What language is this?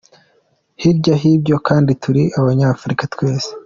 Kinyarwanda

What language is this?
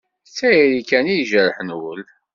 Kabyle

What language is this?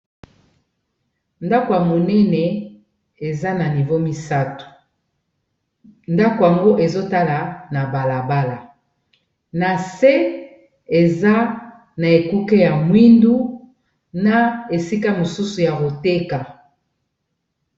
Lingala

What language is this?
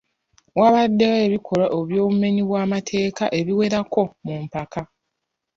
Ganda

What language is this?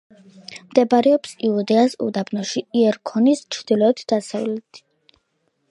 Georgian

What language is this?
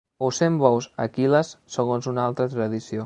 Catalan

